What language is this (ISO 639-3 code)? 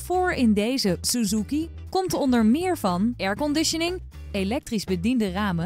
nld